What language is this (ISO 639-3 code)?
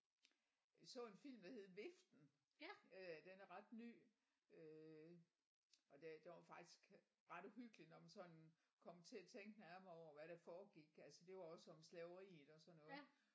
dan